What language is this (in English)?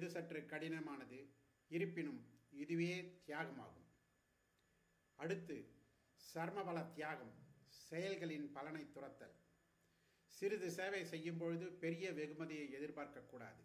Arabic